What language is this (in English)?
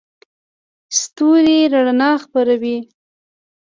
Pashto